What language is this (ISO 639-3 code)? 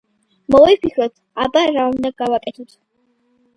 kat